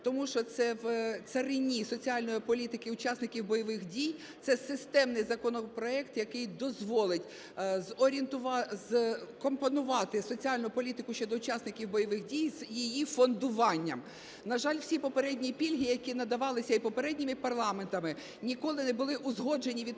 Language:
Ukrainian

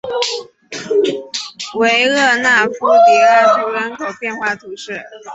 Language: Chinese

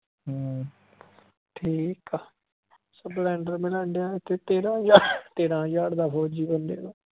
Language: Punjabi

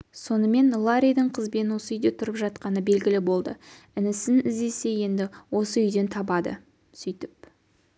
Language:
Kazakh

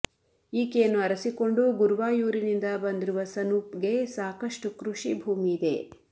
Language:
Kannada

